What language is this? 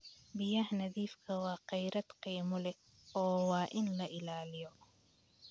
Somali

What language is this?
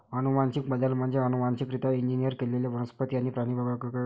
Marathi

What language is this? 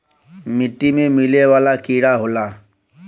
Bhojpuri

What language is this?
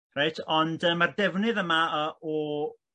Welsh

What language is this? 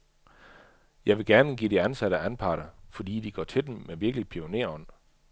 Danish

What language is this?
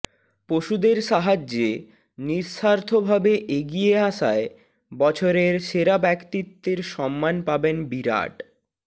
Bangla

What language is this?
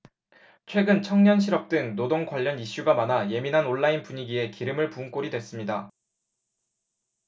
Korean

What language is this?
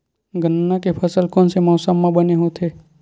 Chhattisgarhi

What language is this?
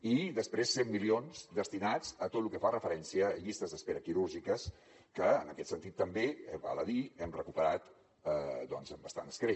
Catalan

